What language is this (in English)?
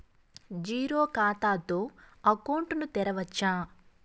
Telugu